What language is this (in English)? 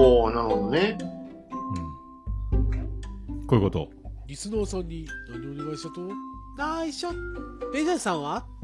Japanese